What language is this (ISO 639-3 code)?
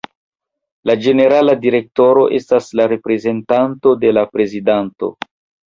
epo